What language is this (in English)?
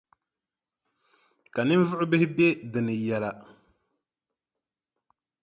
Dagbani